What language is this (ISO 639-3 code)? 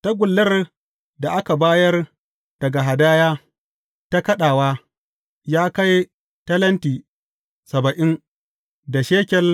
hau